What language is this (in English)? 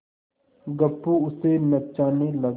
Hindi